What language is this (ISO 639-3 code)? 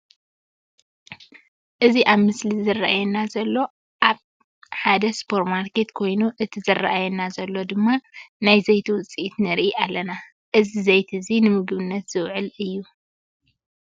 tir